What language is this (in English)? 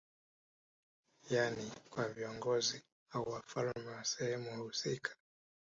Swahili